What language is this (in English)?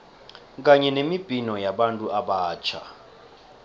South Ndebele